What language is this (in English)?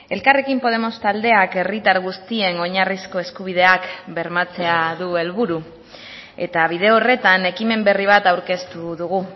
Basque